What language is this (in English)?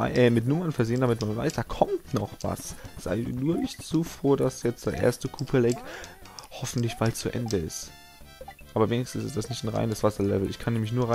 German